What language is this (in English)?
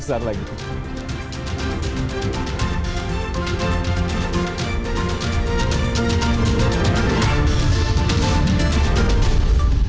Indonesian